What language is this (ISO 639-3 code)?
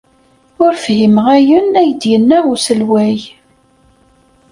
kab